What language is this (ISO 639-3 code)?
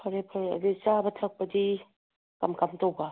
mni